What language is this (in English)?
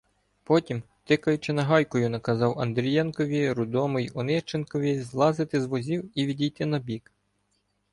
Ukrainian